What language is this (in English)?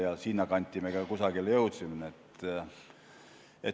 Estonian